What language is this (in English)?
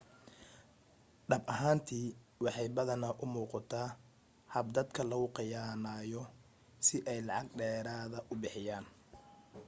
Somali